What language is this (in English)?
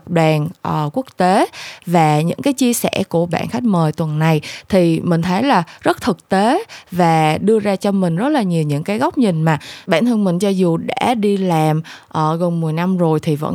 Vietnamese